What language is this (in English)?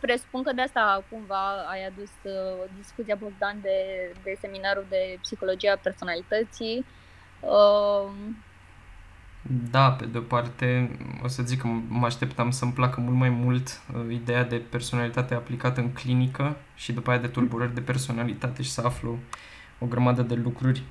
Romanian